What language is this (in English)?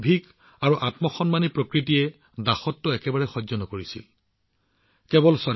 Assamese